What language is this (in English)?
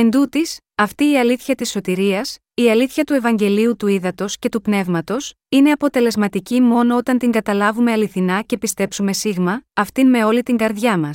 Greek